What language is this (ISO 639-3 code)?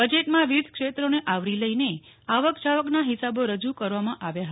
guj